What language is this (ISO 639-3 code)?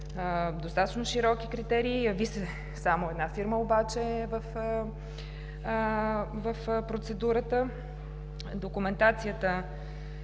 bul